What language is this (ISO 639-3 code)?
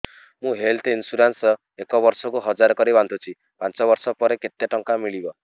ori